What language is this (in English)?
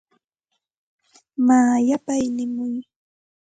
Santa Ana de Tusi Pasco Quechua